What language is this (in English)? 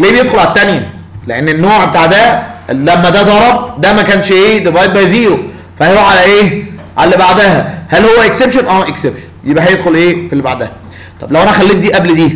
Arabic